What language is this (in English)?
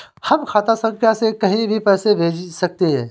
Hindi